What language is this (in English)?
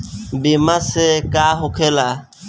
Bhojpuri